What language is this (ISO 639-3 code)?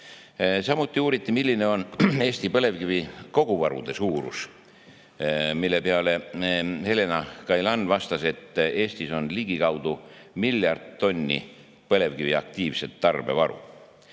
est